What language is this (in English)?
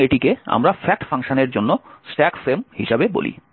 Bangla